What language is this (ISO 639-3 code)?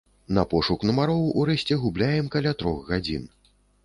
bel